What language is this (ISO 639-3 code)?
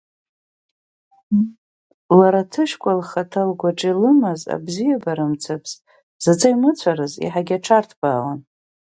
abk